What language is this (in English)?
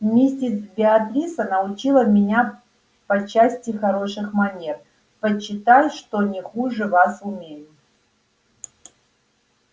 Russian